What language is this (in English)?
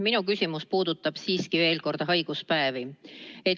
Estonian